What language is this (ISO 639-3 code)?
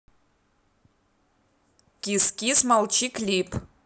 rus